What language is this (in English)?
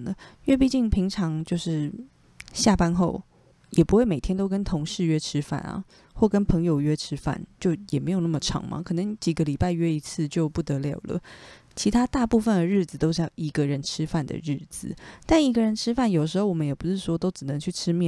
Chinese